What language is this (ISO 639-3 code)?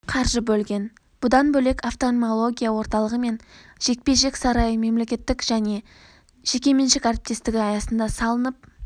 kaz